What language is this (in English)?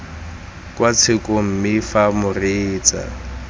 Tswana